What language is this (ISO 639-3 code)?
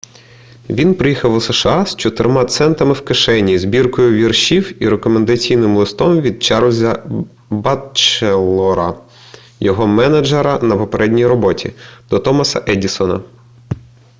ukr